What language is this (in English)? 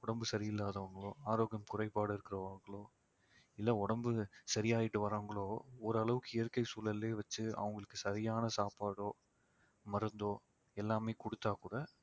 Tamil